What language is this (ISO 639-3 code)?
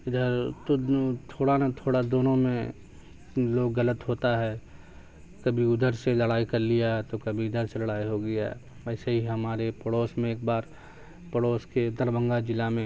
urd